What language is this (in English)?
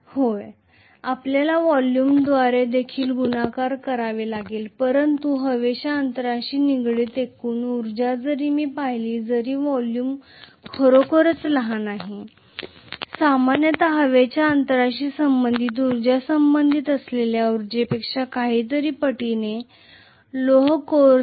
Marathi